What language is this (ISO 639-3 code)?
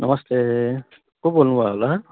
nep